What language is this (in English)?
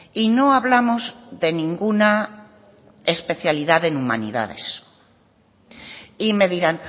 Spanish